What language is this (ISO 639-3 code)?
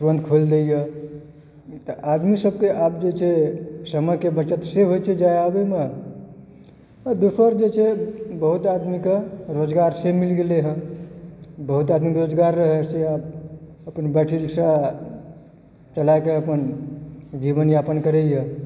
mai